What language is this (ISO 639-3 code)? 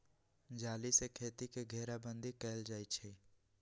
mag